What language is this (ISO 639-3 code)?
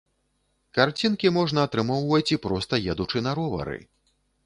bel